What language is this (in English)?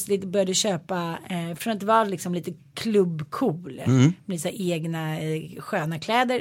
Swedish